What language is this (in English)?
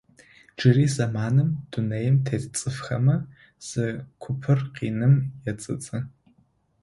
Adyghe